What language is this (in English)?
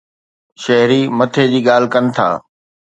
Sindhi